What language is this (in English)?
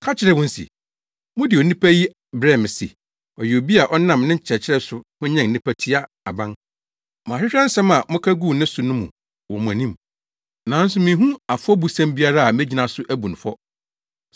Akan